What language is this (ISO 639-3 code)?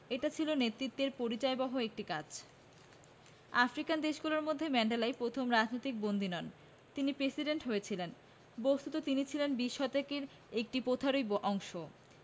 ben